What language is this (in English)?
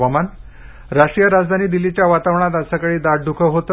Marathi